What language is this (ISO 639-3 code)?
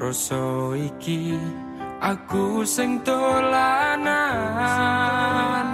ind